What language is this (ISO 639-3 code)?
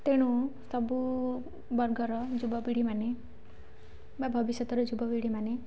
ori